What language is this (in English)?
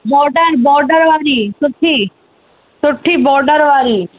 Sindhi